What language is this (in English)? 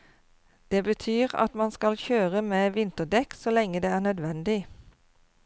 Norwegian